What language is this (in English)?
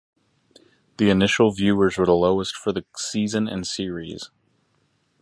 English